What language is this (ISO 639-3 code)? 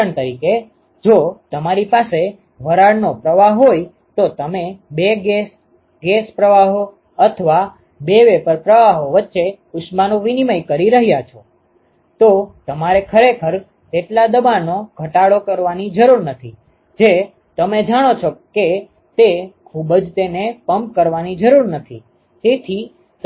guj